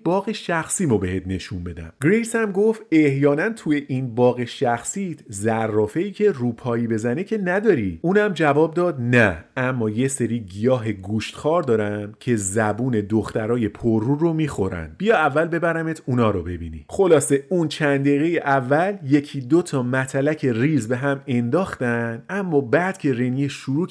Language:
Persian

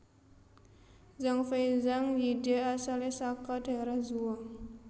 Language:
Javanese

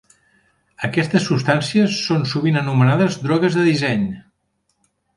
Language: Catalan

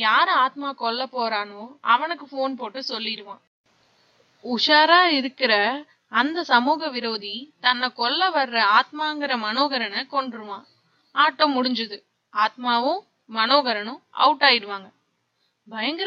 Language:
Tamil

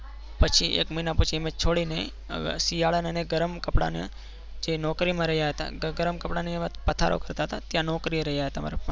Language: Gujarati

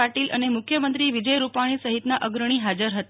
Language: Gujarati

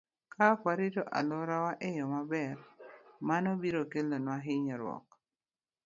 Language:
Luo (Kenya and Tanzania)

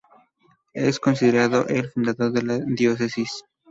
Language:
Spanish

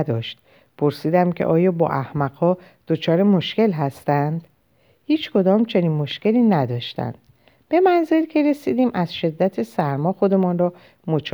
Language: Persian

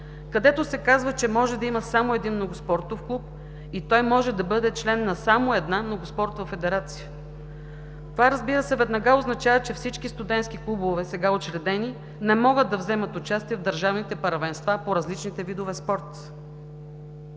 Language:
Bulgarian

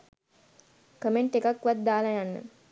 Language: Sinhala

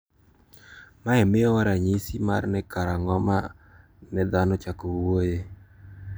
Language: Luo (Kenya and Tanzania)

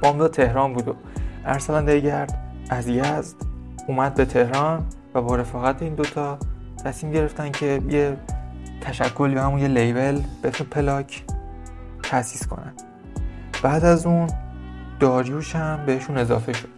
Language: Persian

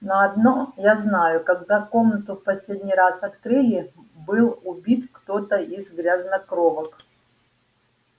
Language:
Russian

